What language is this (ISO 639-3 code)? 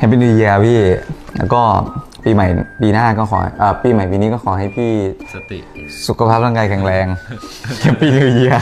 tha